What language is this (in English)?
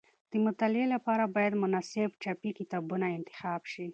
Pashto